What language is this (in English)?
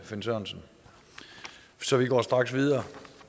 Danish